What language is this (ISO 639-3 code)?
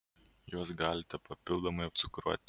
lit